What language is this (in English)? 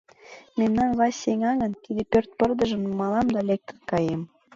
Mari